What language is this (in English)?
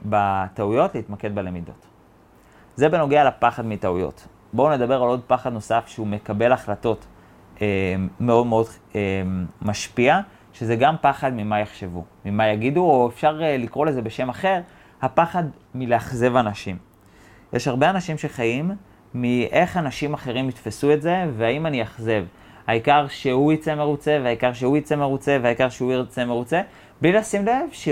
Hebrew